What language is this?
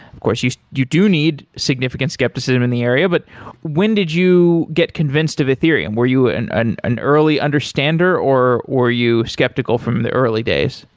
English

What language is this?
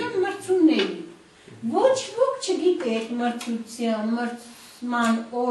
Romanian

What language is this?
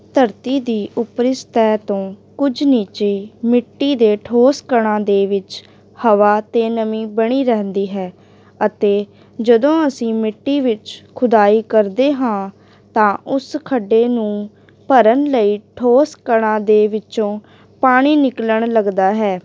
Punjabi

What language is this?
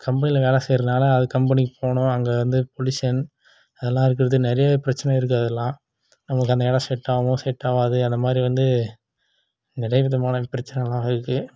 Tamil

